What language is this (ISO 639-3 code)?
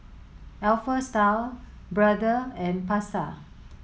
eng